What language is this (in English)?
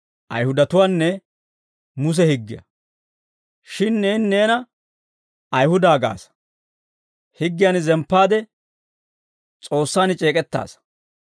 Dawro